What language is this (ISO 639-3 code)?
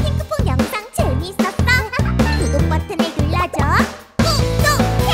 kor